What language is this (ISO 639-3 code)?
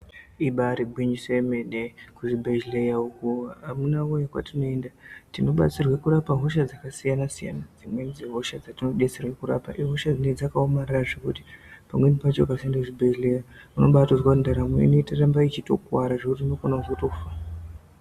ndc